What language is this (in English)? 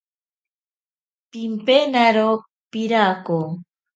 Ashéninka Perené